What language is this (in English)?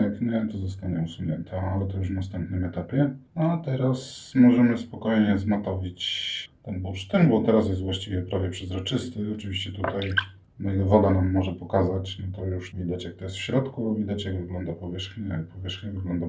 Polish